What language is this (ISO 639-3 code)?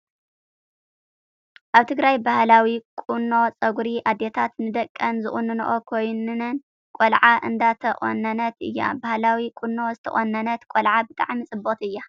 tir